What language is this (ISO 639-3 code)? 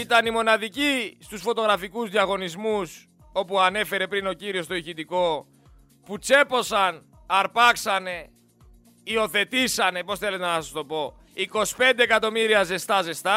ell